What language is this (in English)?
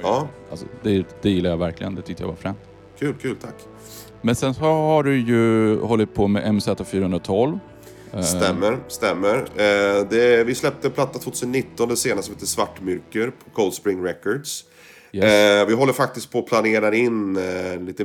Swedish